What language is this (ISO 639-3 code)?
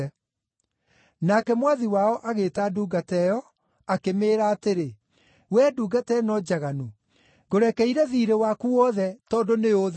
kik